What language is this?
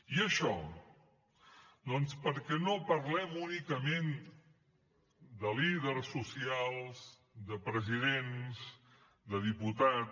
Catalan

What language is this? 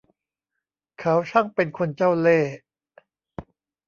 Thai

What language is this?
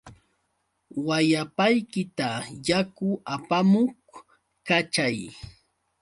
Yauyos Quechua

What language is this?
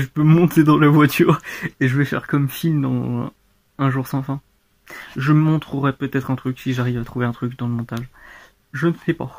French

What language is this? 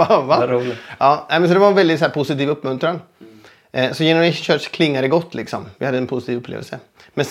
Swedish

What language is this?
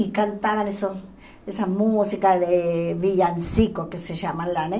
Portuguese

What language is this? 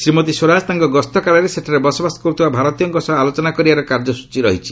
Odia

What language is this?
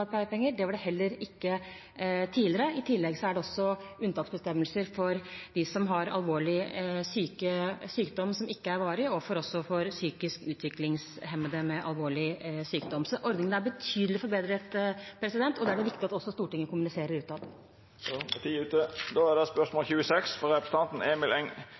Norwegian Bokmål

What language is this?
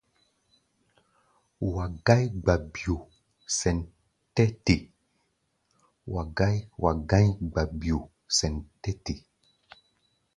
Gbaya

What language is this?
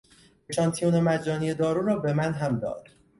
Persian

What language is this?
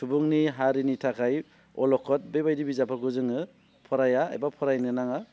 Bodo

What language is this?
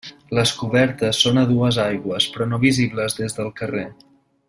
Catalan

